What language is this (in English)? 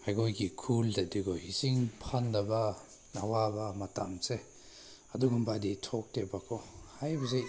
Manipuri